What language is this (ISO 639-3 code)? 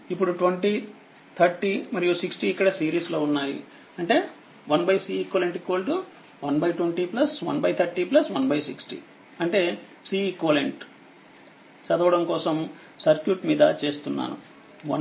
tel